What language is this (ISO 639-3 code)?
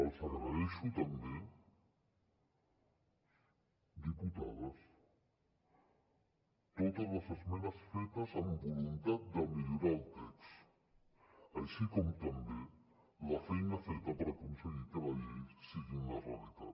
cat